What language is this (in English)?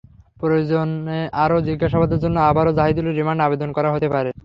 Bangla